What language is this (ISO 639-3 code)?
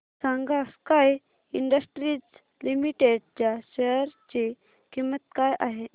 mar